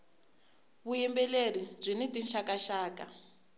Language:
Tsonga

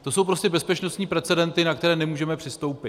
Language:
Czech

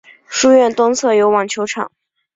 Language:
Chinese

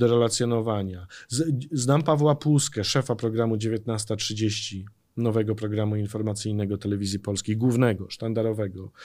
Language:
Polish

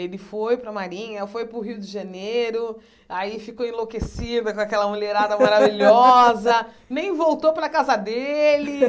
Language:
Portuguese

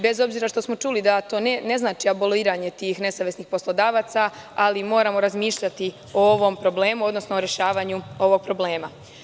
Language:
Serbian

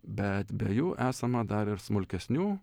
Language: Lithuanian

